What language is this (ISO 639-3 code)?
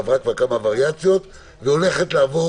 heb